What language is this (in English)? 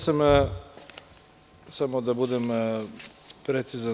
Serbian